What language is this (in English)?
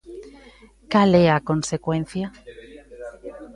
Galician